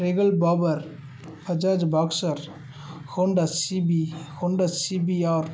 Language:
Tamil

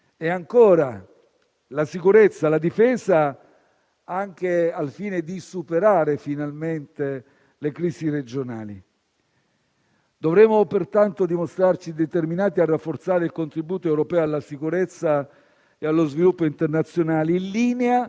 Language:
Italian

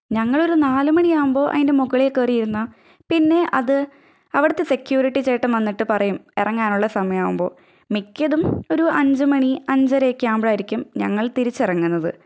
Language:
Malayalam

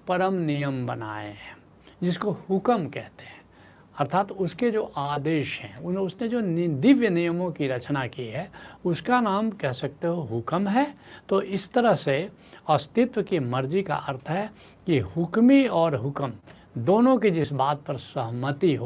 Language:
Hindi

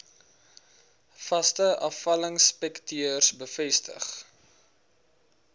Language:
Afrikaans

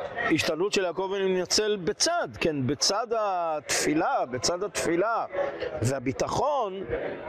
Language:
Hebrew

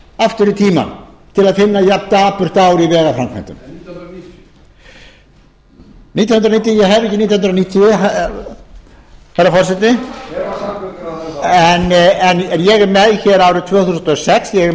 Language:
Icelandic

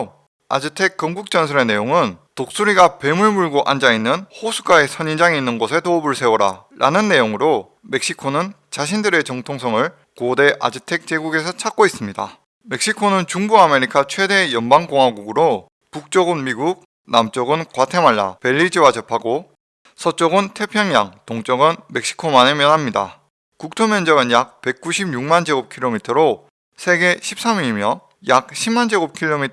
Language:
Korean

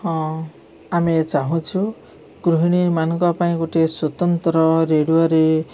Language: Odia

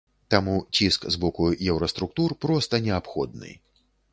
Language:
Belarusian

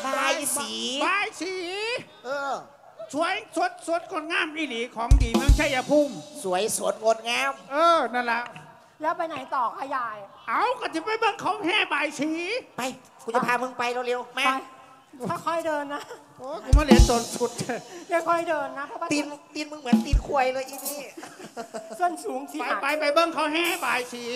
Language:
Thai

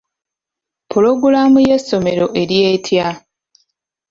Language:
Ganda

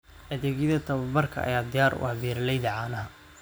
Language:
Somali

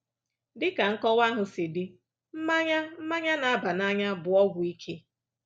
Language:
Igbo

